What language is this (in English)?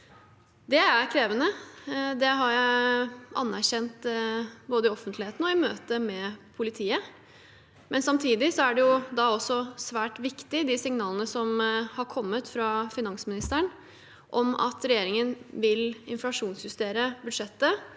Norwegian